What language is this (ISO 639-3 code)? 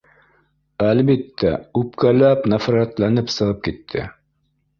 bak